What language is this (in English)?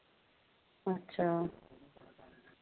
Dogri